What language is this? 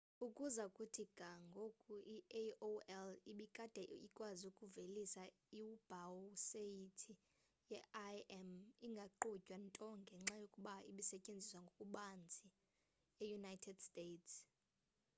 Xhosa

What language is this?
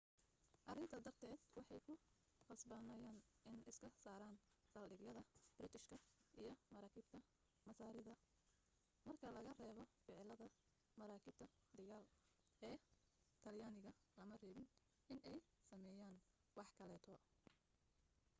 Somali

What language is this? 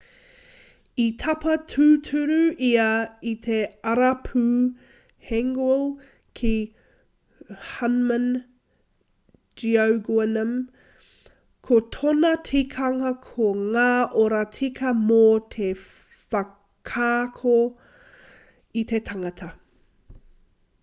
Māori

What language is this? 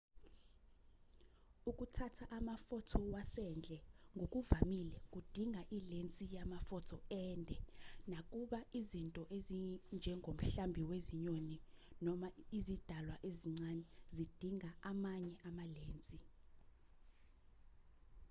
Zulu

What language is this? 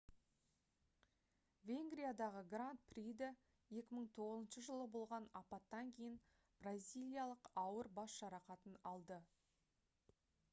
Kazakh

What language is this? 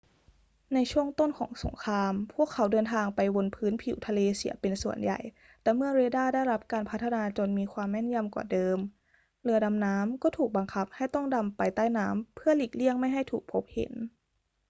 Thai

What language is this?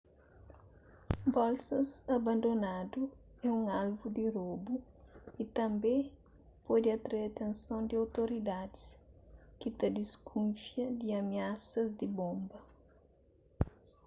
Kabuverdianu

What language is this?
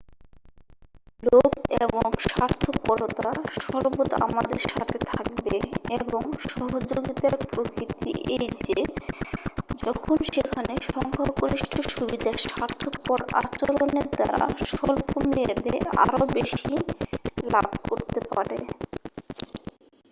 Bangla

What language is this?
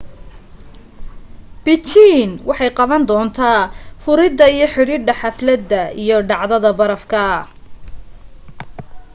Somali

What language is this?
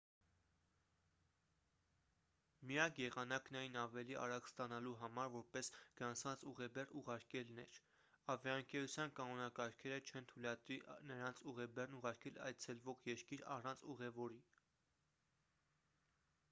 Armenian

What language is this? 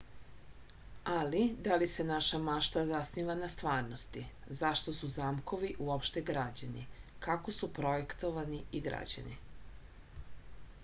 Serbian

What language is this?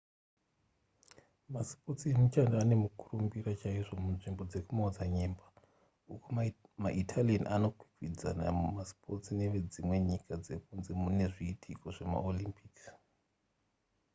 Shona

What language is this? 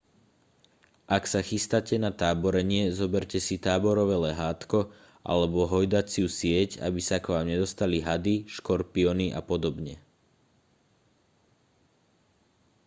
Slovak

